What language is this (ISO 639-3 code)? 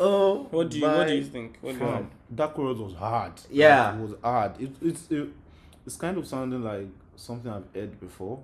tur